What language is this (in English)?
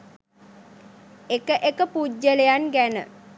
Sinhala